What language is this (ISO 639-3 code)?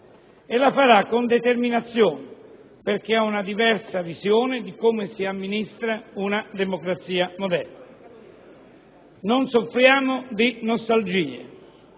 ita